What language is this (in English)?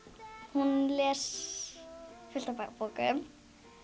Icelandic